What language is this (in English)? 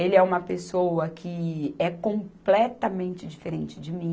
Portuguese